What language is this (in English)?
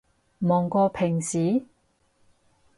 Cantonese